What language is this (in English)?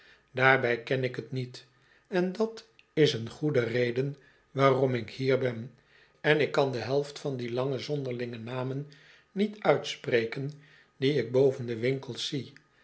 Dutch